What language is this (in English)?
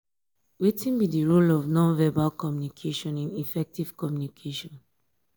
Nigerian Pidgin